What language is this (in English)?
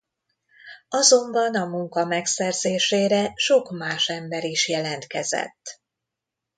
Hungarian